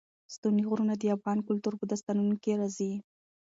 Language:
Pashto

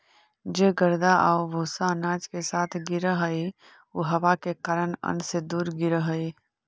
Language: Magahi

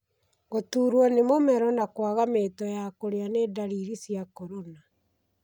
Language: Kikuyu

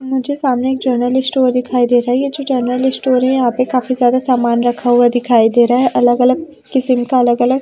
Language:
Hindi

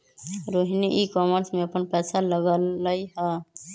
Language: Magahi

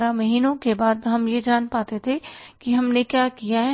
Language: Hindi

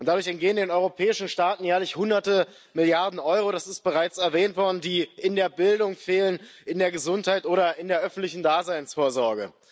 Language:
German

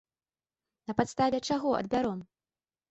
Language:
Belarusian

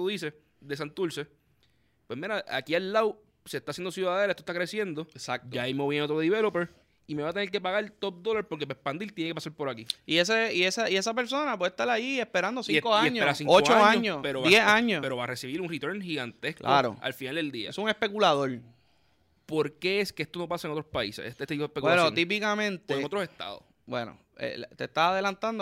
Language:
Spanish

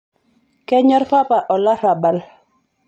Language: Masai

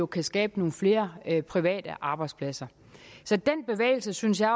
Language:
Danish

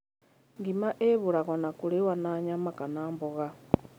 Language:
Kikuyu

